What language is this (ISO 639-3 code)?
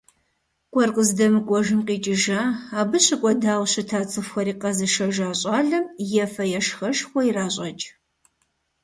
kbd